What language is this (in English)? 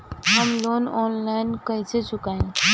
Bhojpuri